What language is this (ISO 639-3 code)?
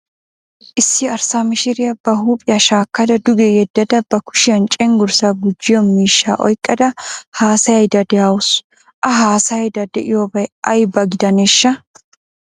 wal